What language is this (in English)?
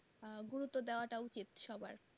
Bangla